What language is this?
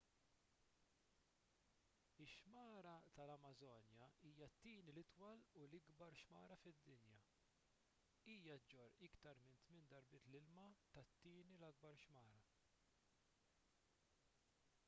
Maltese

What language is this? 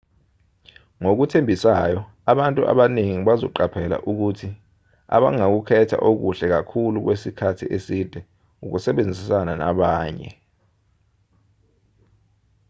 Zulu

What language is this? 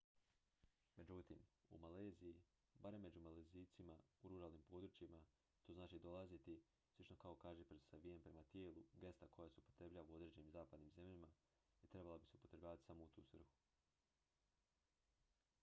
Croatian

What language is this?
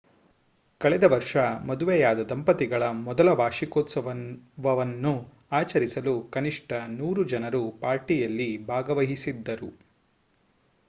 Kannada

